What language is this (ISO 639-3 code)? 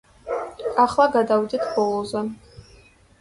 kat